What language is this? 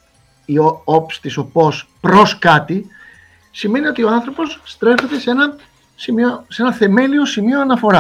Greek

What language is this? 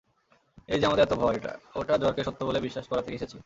Bangla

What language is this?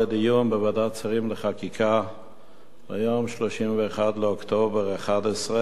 Hebrew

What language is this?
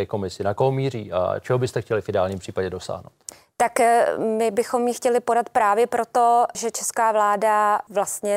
Czech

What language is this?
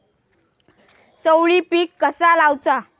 Marathi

